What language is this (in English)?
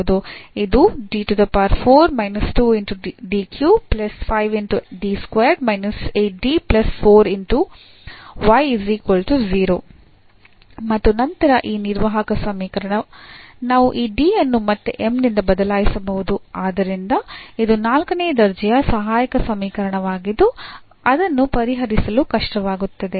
Kannada